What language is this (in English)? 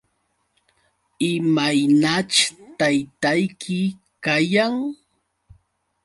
Yauyos Quechua